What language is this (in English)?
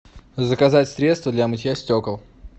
Russian